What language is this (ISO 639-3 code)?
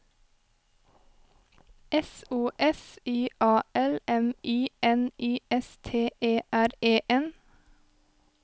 nor